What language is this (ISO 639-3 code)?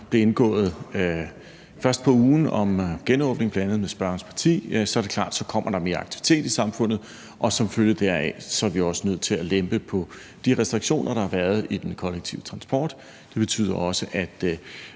dan